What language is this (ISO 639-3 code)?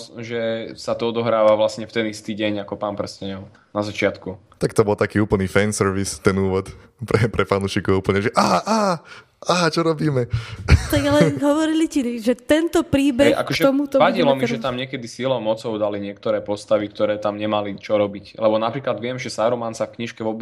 slk